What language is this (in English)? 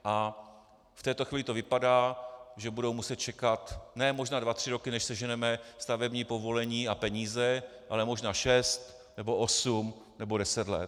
Czech